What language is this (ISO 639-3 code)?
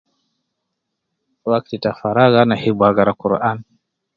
kcn